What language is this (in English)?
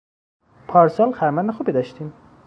Persian